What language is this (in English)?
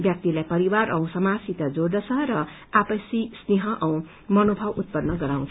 Nepali